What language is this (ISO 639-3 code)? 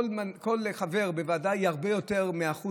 heb